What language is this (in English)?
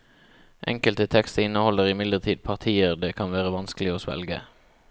Norwegian